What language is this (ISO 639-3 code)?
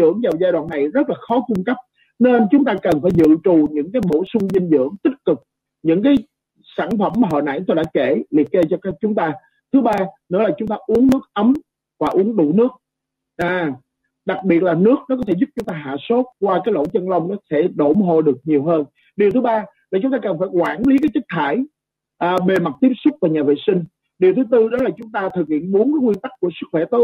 vie